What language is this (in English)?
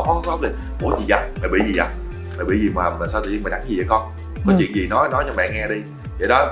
Vietnamese